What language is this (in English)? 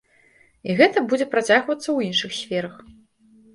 Belarusian